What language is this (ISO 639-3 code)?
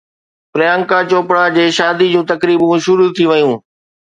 snd